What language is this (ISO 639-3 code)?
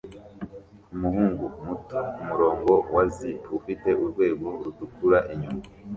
kin